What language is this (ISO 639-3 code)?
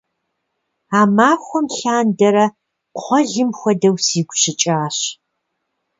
kbd